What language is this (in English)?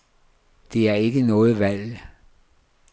Danish